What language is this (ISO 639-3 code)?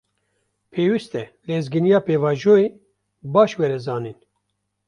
kur